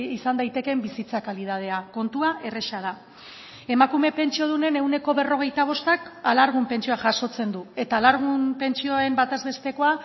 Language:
Basque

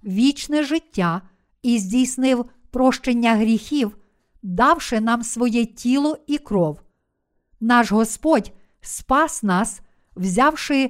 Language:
Ukrainian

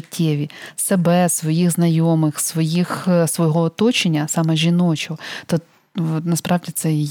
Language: Ukrainian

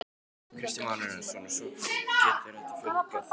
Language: Icelandic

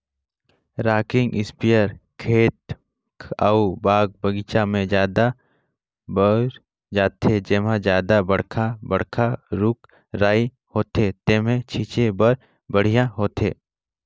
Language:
Chhattisgarhi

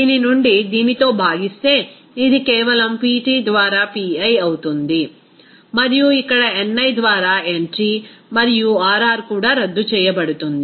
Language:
Telugu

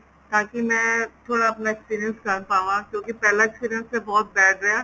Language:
Punjabi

